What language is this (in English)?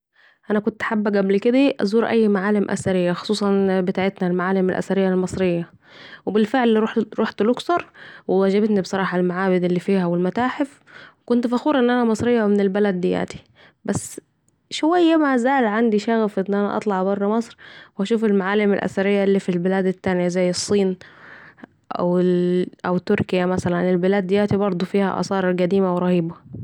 Saidi Arabic